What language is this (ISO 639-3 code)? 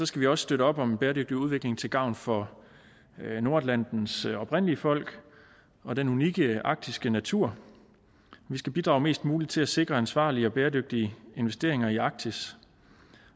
dan